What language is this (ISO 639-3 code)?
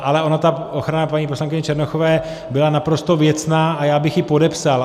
ces